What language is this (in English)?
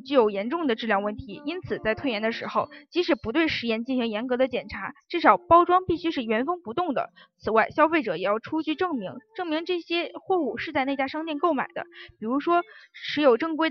Chinese